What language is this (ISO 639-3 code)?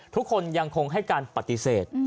tha